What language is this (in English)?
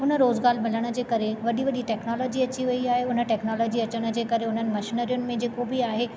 Sindhi